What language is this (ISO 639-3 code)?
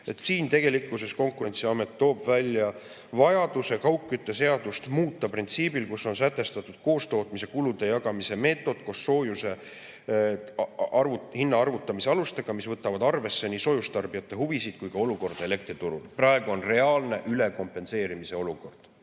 est